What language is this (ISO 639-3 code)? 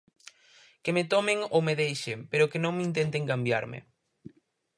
glg